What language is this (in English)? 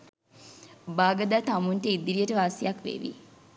Sinhala